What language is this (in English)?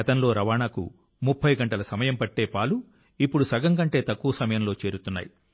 Telugu